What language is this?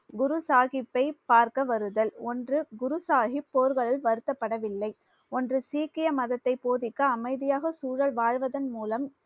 Tamil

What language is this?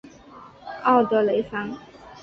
Chinese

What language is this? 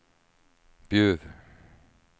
Swedish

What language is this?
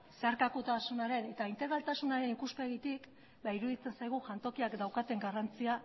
Basque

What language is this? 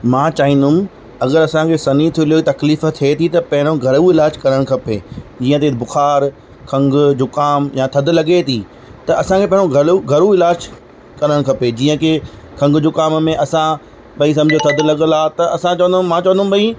Sindhi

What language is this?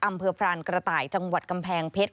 Thai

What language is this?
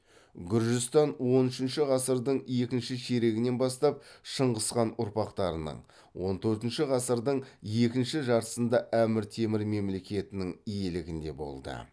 Kazakh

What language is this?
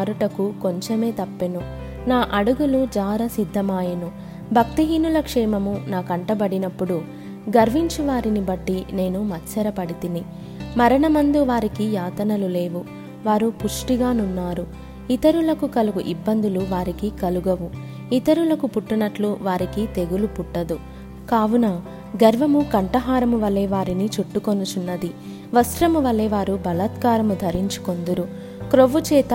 Telugu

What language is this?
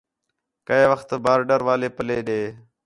Khetrani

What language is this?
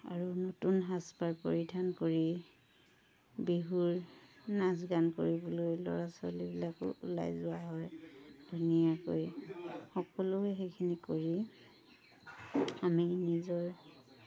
Assamese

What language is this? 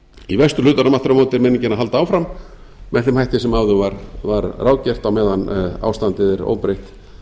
Icelandic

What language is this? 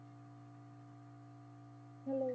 Punjabi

